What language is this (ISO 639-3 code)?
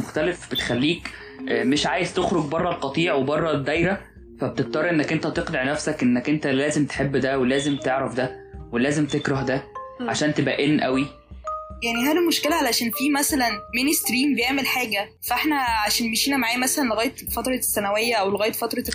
ara